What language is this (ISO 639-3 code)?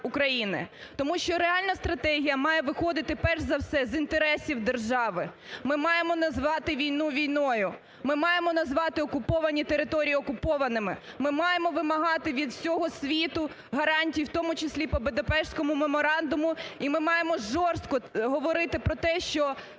ukr